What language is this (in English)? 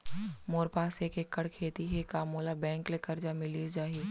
Chhattisgarhi